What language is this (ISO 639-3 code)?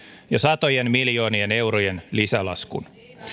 fin